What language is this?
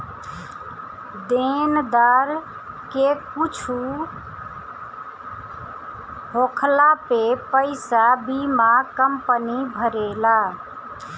Bhojpuri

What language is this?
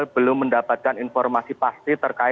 Indonesian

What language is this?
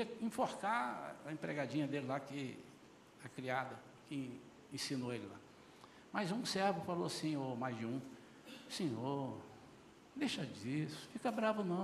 Portuguese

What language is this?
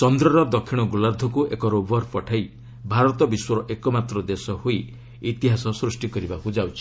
Odia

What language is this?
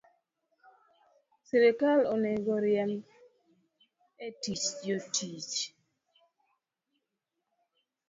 Luo (Kenya and Tanzania)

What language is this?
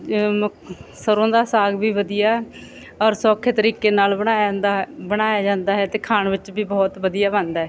Punjabi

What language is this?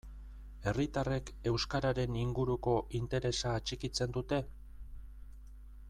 Basque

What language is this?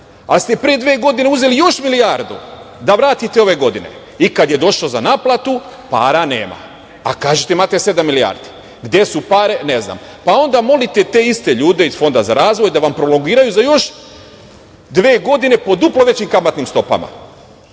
Serbian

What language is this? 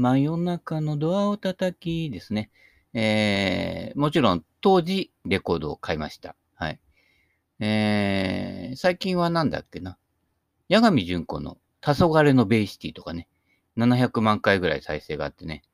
Japanese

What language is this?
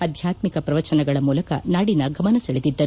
Kannada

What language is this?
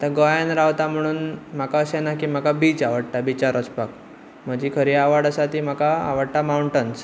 Konkani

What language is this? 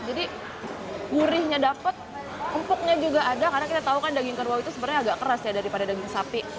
Indonesian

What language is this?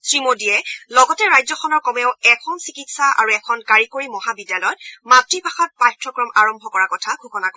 Assamese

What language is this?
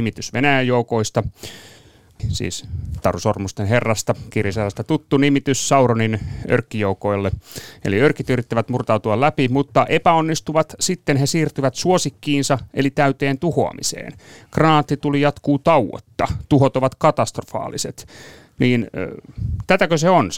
Finnish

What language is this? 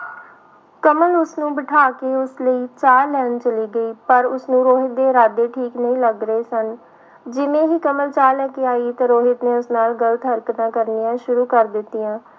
Punjabi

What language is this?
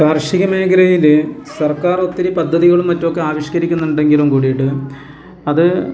Malayalam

